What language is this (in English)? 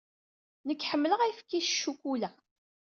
Kabyle